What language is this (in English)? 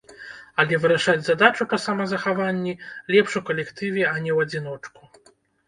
Belarusian